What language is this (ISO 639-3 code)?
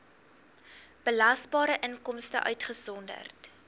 afr